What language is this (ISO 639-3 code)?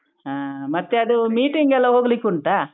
kan